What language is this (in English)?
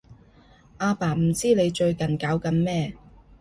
Cantonese